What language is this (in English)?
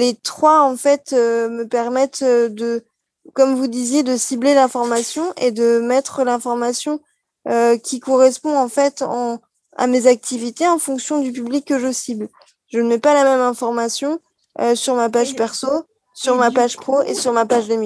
French